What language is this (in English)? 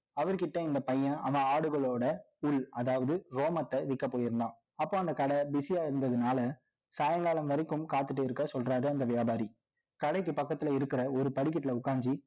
Tamil